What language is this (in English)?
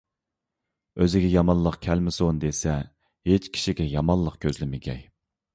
Uyghur